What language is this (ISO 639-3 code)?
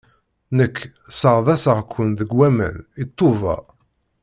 kab